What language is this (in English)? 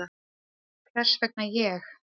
Icelandic